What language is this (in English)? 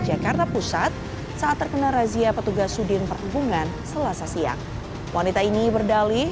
Indonesian